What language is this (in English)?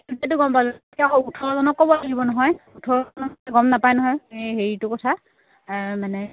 Assamese